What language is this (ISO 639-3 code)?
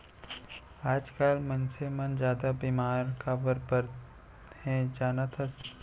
hne